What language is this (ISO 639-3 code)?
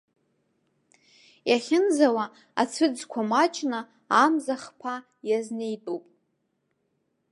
abk